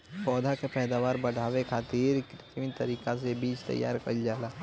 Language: Bhojpuri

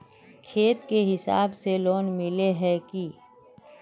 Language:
Magahi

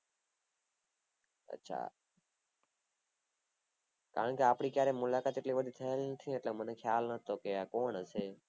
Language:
Gujarati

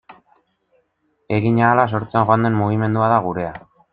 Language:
Basque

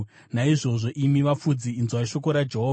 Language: Shona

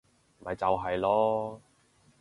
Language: Cantonese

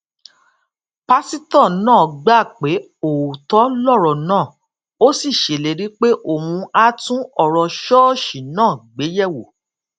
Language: Yoruba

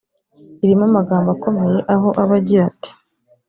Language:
Kinyarwanda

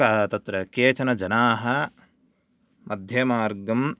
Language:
Sanskrit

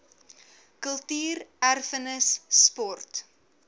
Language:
Afrikaans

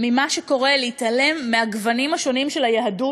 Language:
Hebrew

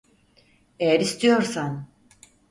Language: Turkish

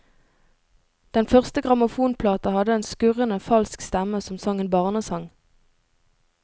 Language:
Norwegian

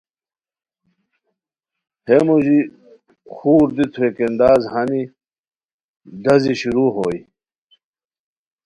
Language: Khowar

